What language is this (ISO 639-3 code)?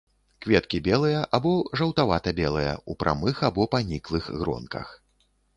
bel